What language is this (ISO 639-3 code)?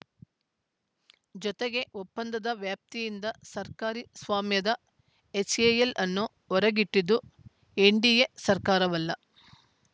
kan